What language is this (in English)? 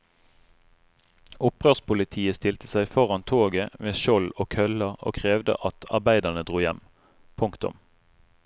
Norwegian